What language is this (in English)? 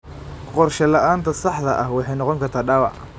Somali